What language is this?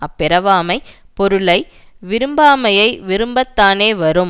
Tamil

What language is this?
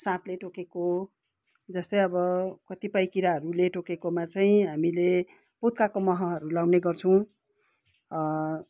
Nepali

